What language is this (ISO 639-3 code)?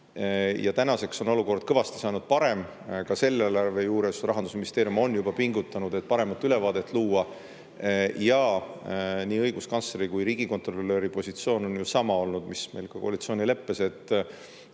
est